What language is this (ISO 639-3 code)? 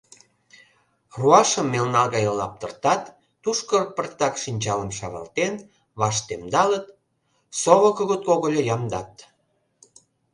chm